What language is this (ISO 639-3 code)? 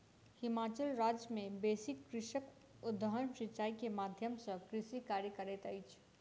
mai